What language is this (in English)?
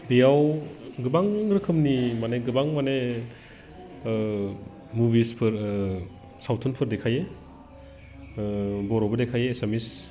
Bodo